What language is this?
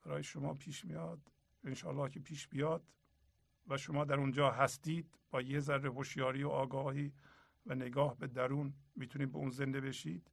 Persian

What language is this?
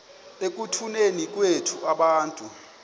Xhosa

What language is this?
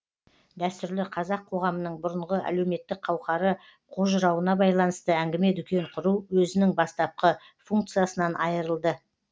Kazakh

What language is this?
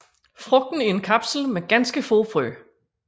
Danish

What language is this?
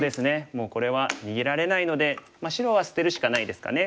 Japanese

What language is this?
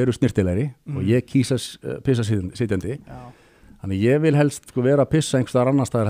Danish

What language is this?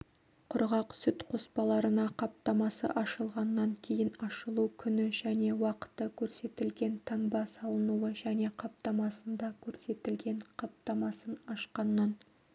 Kazakh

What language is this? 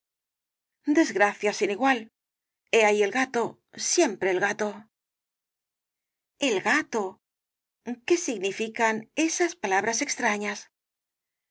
Spanish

